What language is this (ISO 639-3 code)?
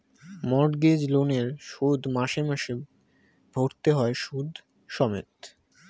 ben